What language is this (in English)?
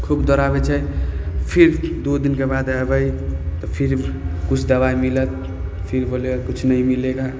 Maithili